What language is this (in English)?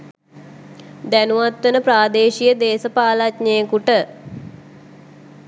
Sinhala